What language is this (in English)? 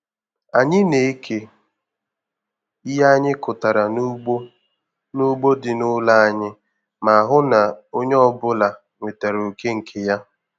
Igbo